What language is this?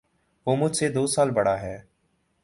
Urdu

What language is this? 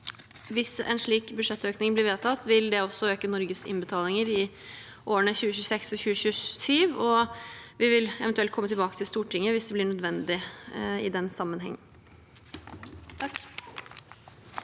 Norwegian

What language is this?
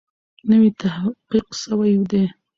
Pashto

